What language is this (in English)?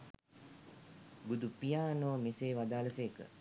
Sinhala